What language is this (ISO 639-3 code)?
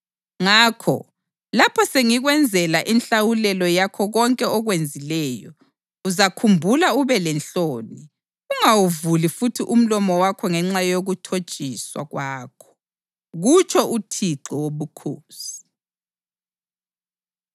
nde